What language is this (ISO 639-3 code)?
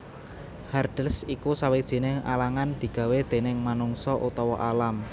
jav